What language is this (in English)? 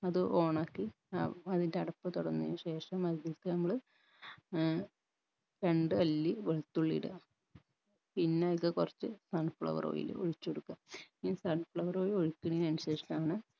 Malayalam